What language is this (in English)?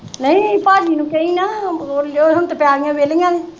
Punjabi